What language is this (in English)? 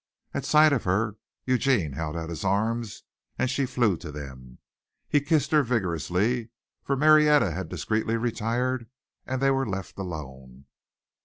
English